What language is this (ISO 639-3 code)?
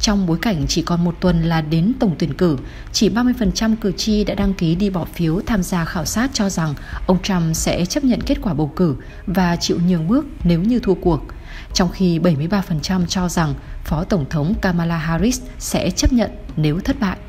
vie